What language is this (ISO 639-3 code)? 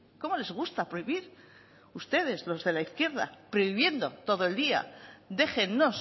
spa